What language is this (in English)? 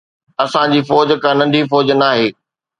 Sindhi